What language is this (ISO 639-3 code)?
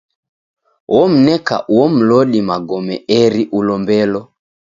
dav